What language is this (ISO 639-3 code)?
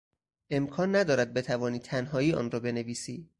fas